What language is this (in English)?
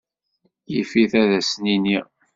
Kabyle